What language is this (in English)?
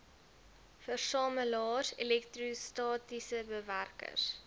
Afrikaans